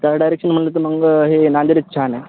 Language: Marathi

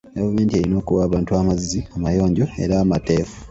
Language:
Ganda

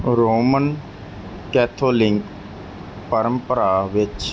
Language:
Punjabi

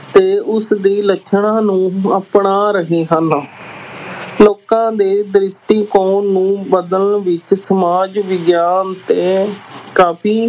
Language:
Punjabi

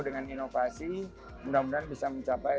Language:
Indonesian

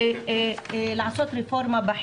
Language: Hebrew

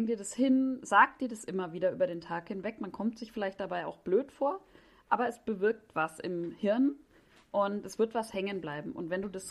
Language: German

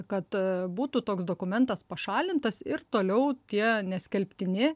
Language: Lithuanian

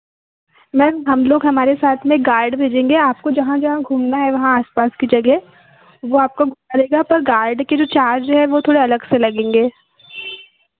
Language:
Hindi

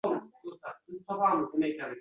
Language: Uzbek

